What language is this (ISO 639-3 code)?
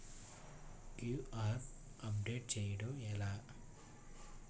tel